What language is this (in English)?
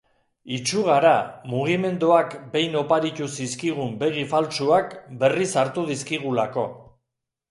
Basque